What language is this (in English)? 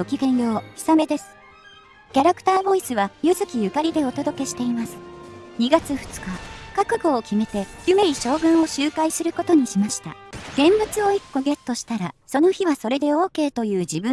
Japanese